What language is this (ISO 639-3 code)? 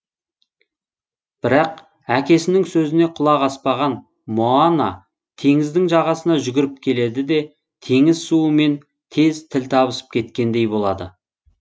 kaz